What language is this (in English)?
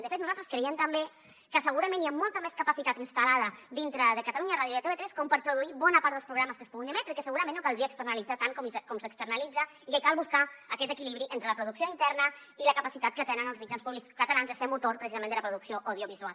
Catalan